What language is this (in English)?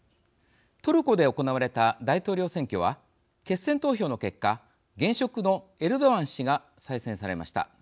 Japanese